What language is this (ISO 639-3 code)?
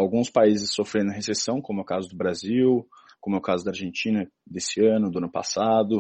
por